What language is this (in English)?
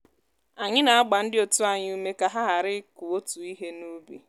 Igbo